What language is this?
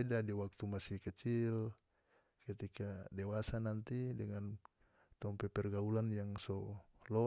North Moluccan Malay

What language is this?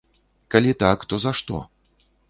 Belarusian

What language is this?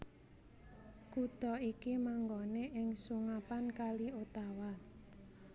Javanese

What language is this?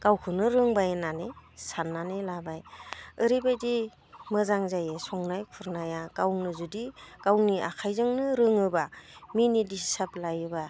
Bodo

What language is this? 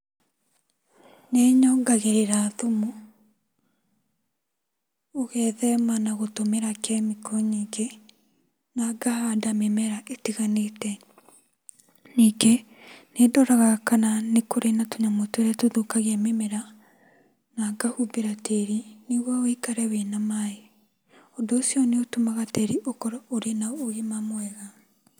Kikuyu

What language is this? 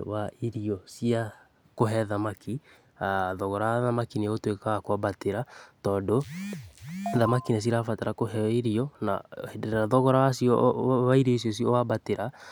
Kikuyu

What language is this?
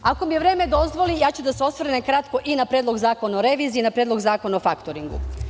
Serbian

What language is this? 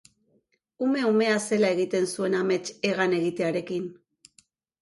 Basque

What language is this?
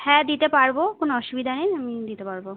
Bangla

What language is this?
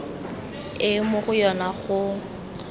Tswana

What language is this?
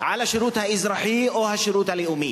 Hebrew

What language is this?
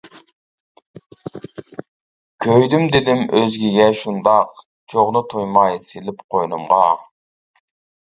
Uyghur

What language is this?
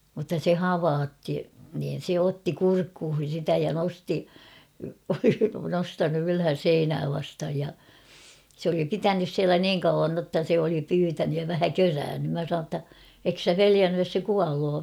Finnish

